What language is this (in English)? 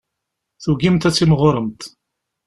Kabyle